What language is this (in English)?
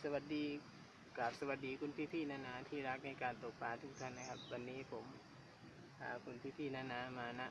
Thai